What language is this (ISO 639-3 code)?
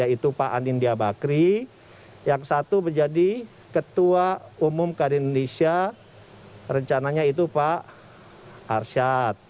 ind